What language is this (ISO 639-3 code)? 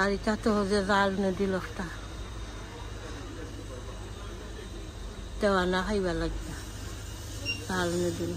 ben